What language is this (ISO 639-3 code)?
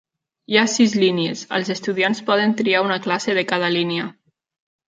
cat